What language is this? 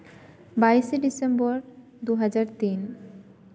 Santali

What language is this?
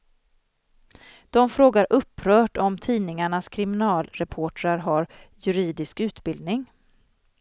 Swedish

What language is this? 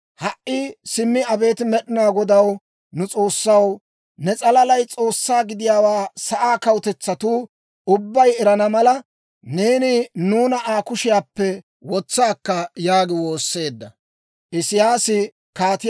Dawro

